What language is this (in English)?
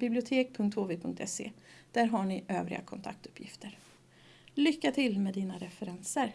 Swedish